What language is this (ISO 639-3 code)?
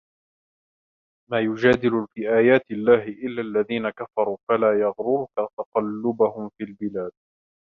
ara